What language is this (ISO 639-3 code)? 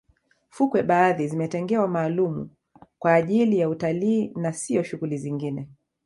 swa